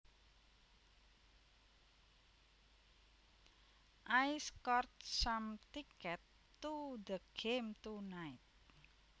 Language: Javanese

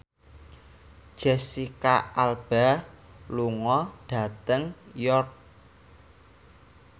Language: Javanese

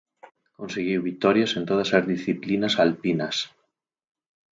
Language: Galician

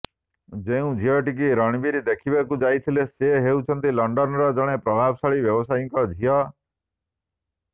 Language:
Odia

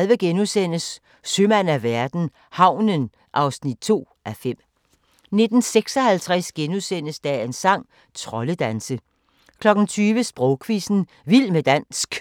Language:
Danish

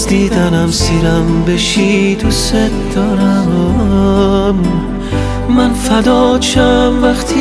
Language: Persian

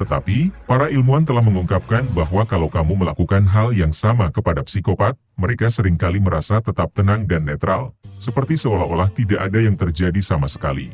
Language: Indonesian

